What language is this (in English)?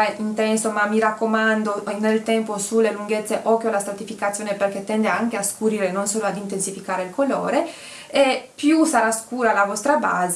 Italian